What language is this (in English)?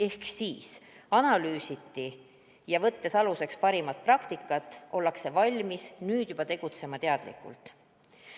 Estonian